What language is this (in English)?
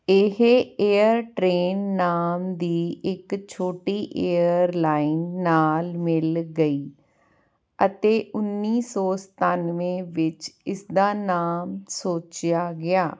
Punjabi